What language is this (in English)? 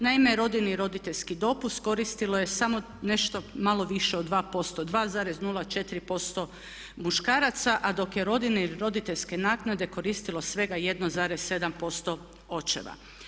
Croatian